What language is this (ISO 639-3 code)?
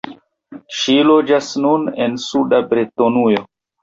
epo